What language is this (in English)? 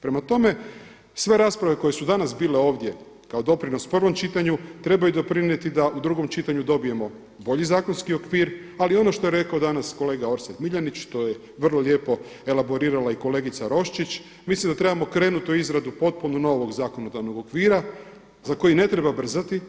Croatian